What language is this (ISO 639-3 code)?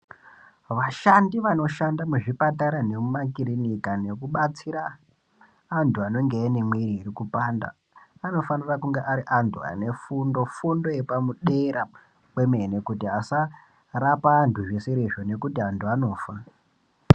ndc